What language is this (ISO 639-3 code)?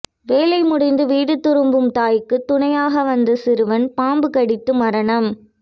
tam